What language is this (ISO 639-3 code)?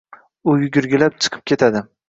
uzb